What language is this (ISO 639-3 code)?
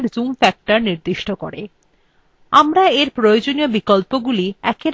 ben